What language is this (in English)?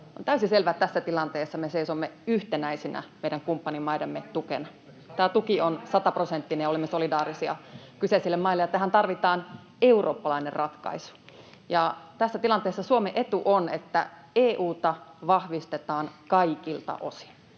Finnish